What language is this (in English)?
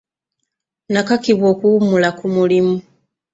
Ganda